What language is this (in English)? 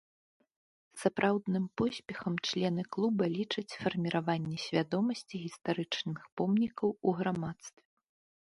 Belarusian